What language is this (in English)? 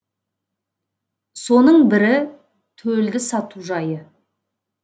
Kazakh